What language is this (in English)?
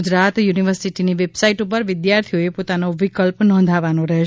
Gujarati